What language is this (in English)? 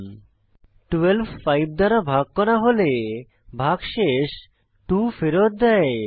Bangla